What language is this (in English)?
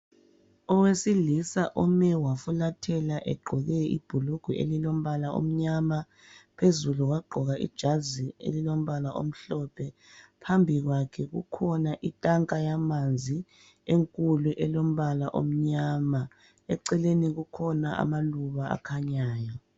North Ndebele